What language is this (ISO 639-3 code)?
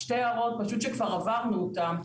heb